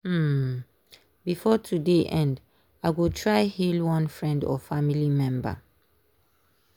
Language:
Nigerian Pidgin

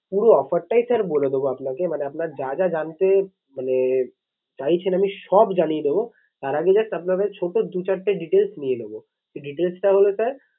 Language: Bangla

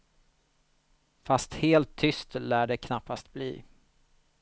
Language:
Swedish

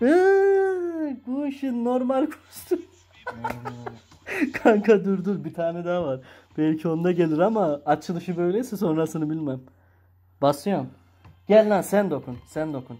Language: Turkish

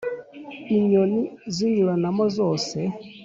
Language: Kinyarwanda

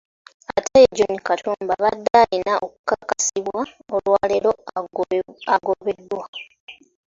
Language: Ganda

